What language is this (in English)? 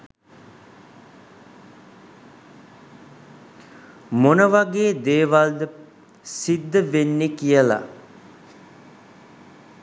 Sinhala